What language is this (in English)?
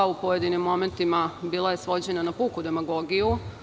Serbian